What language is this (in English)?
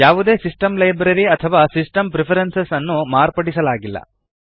Kannada